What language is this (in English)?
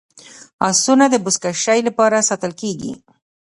Pashto